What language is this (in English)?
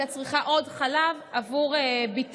Hebrew